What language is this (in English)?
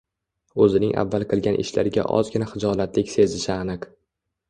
Uzbek